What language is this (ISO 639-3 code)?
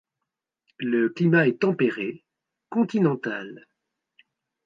fra